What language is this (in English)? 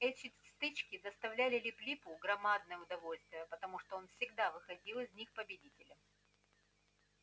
Russian